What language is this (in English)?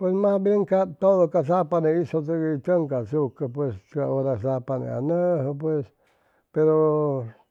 Chimalapa Zoque